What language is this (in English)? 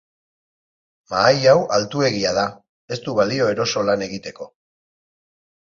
Basque